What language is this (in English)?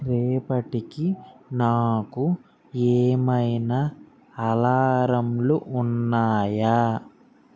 Telugu